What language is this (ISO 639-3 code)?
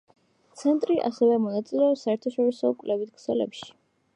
kat